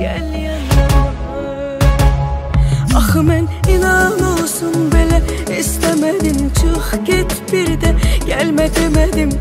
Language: Turkish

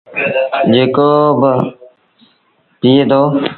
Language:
Sindhi Bhil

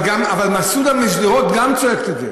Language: Hebrew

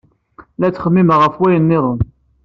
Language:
Kabyle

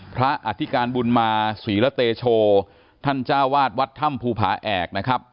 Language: Thai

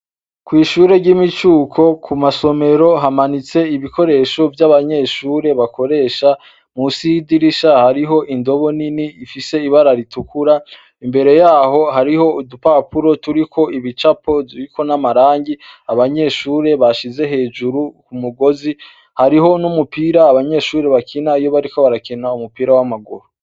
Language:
Rundi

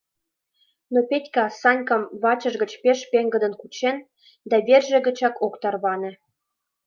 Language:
Mari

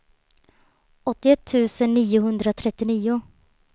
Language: Swedish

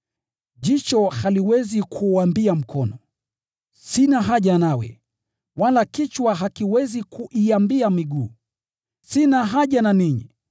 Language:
Swahili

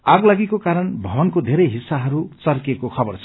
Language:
Nepali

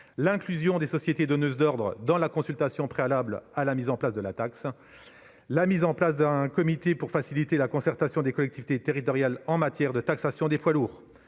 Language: French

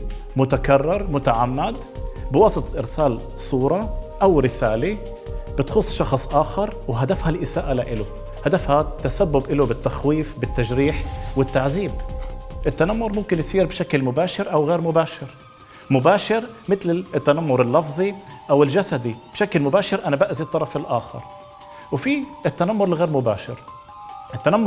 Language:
Arabic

